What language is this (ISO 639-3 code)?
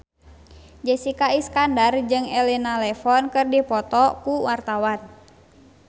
sun